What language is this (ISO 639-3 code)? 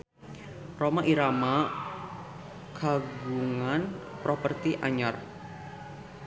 sun